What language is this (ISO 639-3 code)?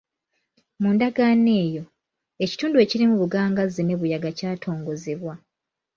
lug